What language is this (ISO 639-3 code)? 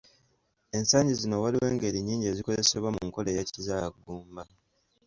lug